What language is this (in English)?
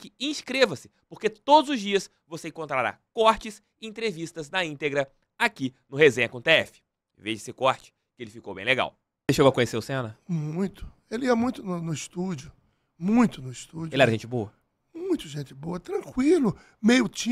Portuguese